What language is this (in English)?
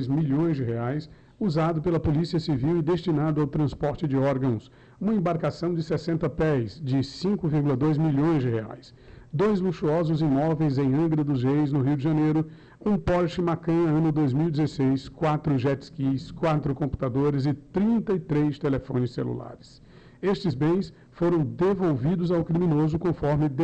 Portuguese